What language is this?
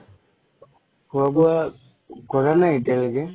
Assamese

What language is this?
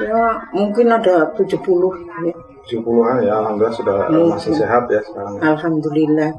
Indonesian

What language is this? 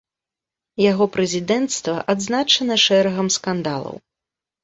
Belarusian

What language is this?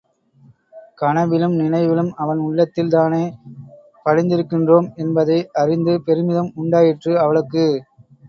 Tamil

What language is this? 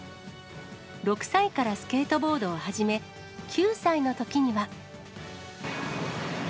Japanese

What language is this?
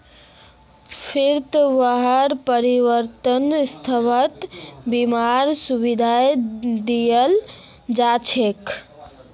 Magahi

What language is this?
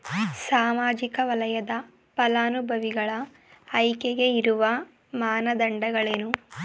Kannada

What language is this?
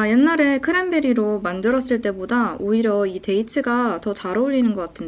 Korean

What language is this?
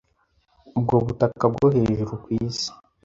Kinyarwanda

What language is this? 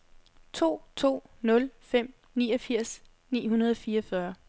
Danish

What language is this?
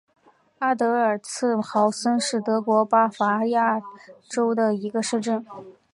Chinese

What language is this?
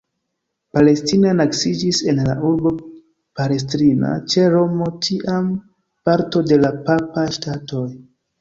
Esperanto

